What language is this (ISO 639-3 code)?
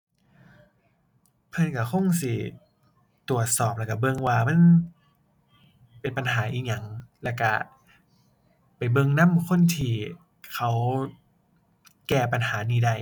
tha